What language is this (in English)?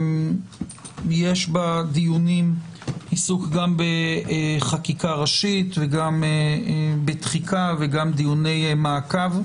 Hebrew